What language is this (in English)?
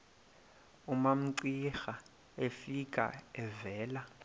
Xhosa